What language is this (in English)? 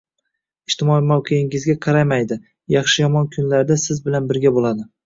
Uzbek